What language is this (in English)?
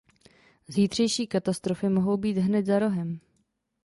Czech